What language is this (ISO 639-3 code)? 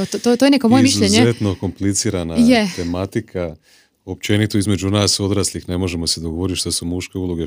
hrv